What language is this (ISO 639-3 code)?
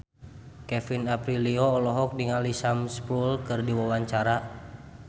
sun